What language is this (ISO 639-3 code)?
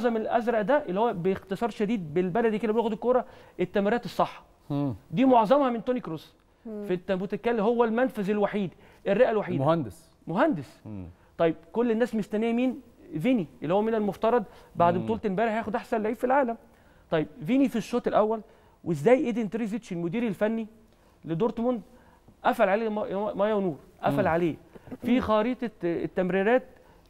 ara